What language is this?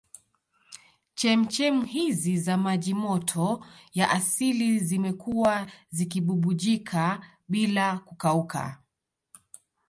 Swahili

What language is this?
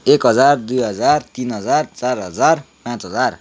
Nepali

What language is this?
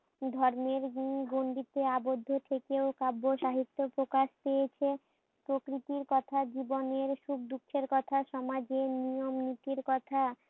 Bangla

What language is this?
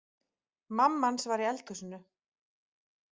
Icelandic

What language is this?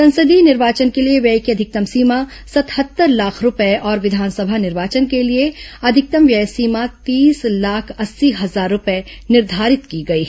Hindi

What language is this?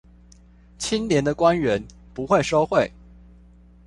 Chinese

